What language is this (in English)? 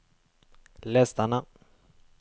Norwegian